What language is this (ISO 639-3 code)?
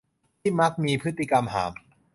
tha